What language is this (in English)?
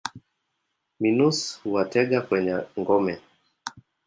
Swahili